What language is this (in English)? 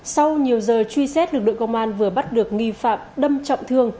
Vietnamese